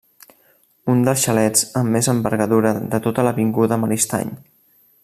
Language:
Catalan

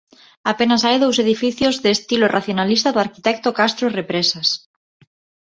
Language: Galician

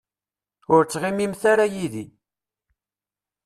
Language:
Kabyle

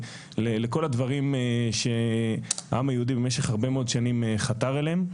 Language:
Hebrew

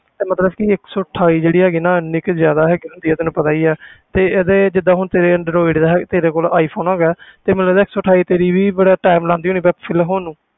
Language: Punjabi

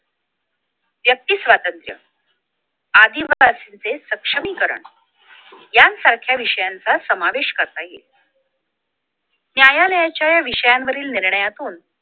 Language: Marathi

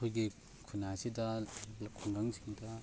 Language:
Manipuri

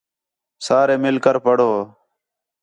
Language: Khetrani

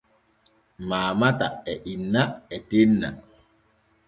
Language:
Borgu Fulfulde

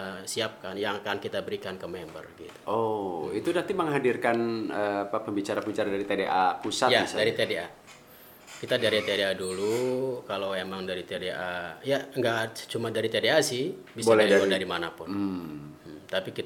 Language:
Indonesian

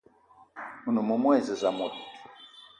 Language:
Eton (Cameroon)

